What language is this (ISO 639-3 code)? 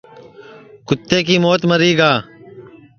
ssi